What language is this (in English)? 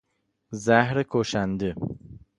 Persian